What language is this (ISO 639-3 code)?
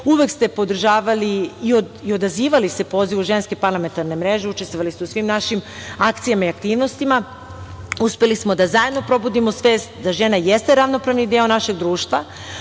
srp